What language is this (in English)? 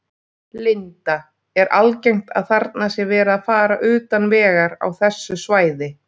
Icelandic